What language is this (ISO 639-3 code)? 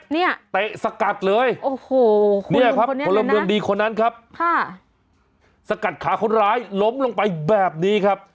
tha